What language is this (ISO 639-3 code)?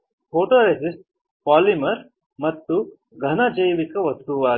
kan